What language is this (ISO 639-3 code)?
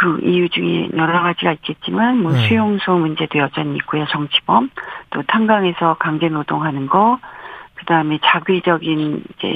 kor